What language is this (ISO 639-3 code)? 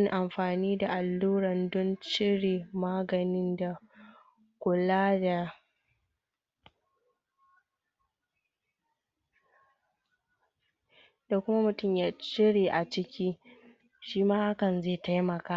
hau